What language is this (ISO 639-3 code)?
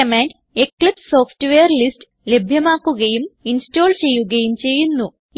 mal